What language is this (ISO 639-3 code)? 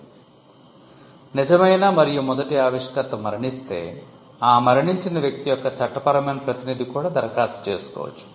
tel